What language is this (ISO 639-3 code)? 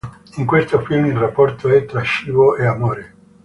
ita